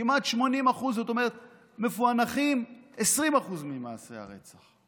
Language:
Hebrew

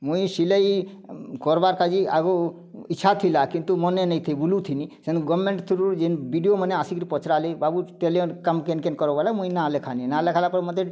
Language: Odia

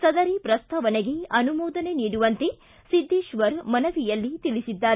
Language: Kannada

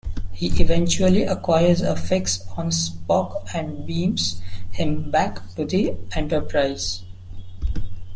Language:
English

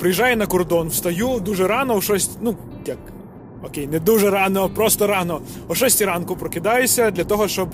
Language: Ukrainian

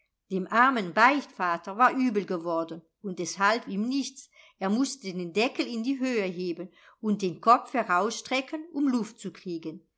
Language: German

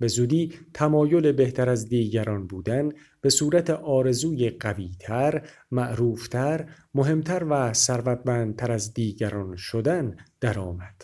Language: Persian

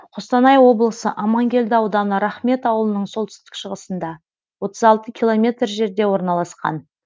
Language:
Kazakh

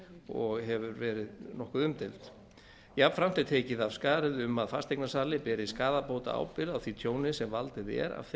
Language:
Icelandic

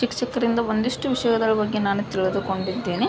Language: Kannada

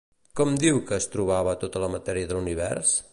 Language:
Catalan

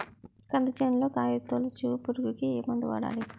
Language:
Telugu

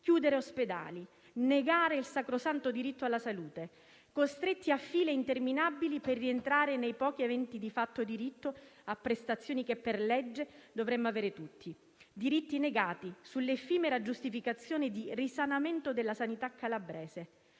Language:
Italian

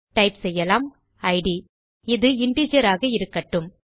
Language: Tamil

